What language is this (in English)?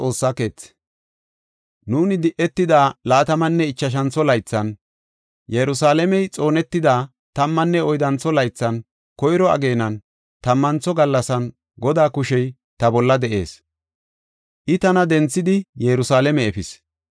Gofa